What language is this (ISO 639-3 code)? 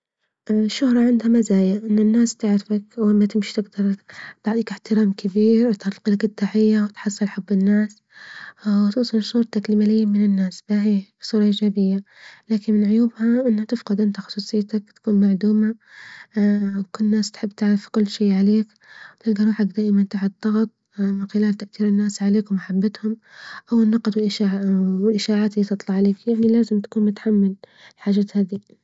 ayl